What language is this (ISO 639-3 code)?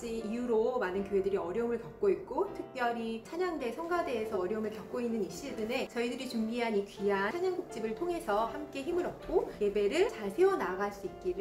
kor